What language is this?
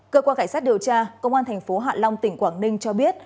Vietnamese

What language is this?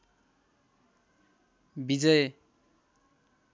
Nepali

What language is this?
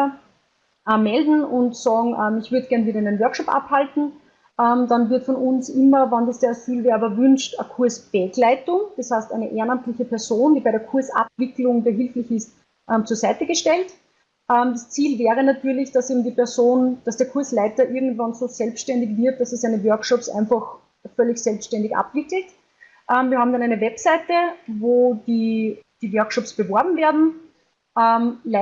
German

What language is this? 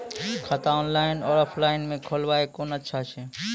Maithili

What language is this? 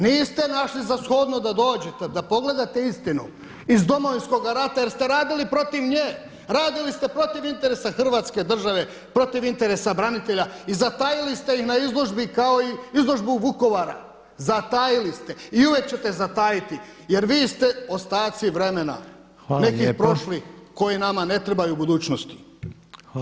Croatian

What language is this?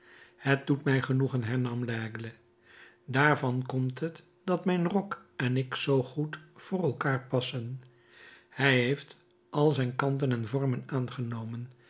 Dutch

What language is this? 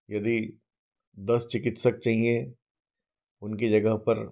Hindi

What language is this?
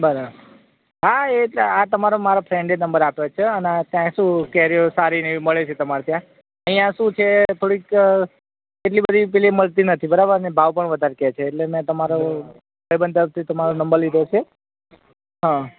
Gujarati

